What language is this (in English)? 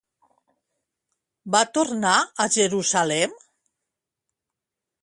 Catalan